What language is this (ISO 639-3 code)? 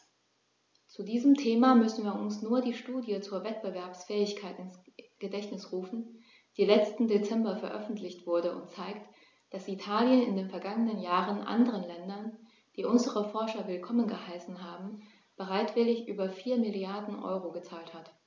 deu